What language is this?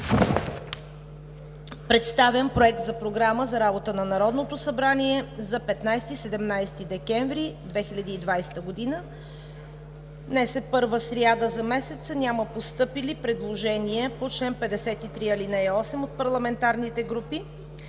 Bulgarian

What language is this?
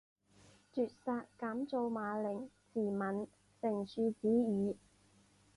Chinese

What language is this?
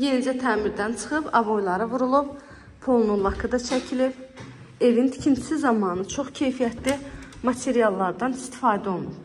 Turkish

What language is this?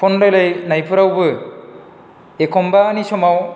Bodo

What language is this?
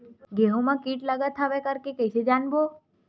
Chhattisgarhi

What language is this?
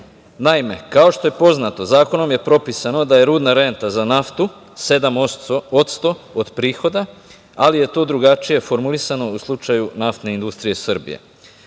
Serbian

